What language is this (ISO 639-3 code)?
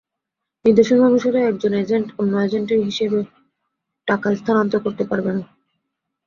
ben